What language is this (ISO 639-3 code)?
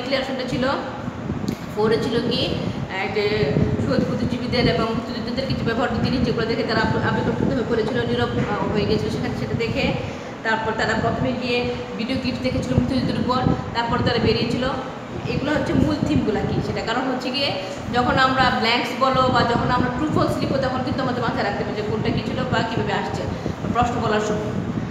hin